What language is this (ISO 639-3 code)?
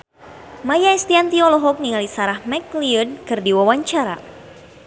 sun